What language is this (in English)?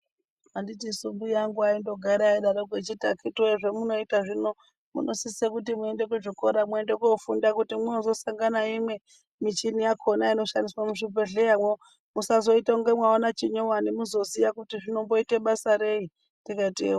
Ndau